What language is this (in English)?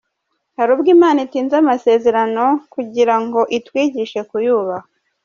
Kinyarwanda